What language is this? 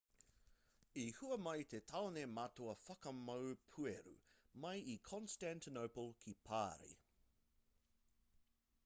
Māori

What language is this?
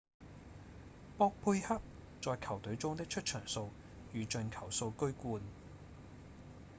Cantonese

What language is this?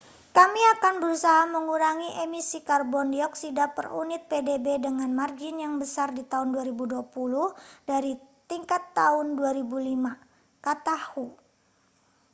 Indonesian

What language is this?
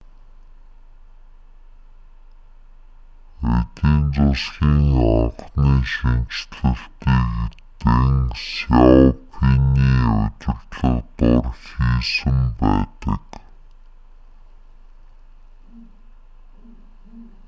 Mongolian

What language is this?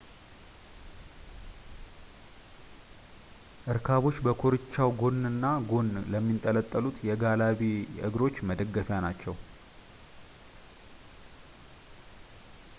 Amharic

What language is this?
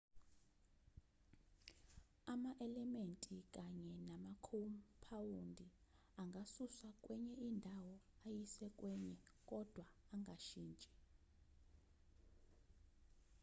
Zulu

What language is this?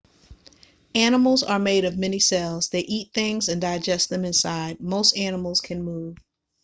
English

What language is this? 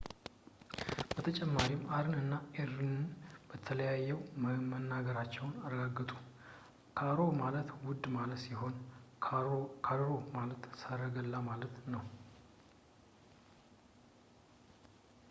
Amharic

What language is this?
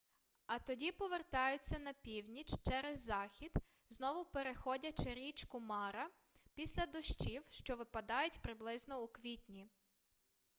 Ukrainian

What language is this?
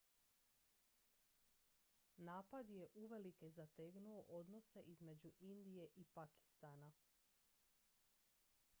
Croatian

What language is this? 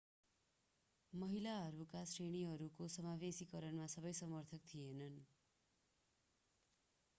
Nepali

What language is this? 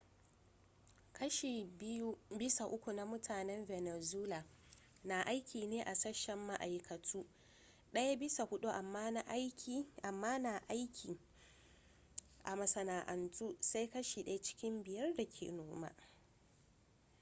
Hausa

